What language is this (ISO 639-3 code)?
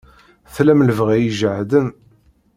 kab